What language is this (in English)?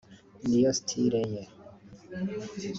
Kinyarwanda